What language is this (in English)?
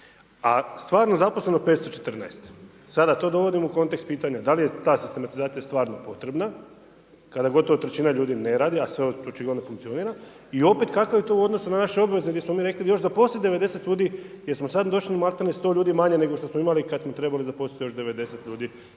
Croatian